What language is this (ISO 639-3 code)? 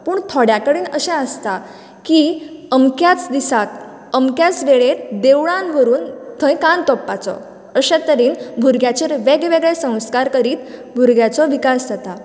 kok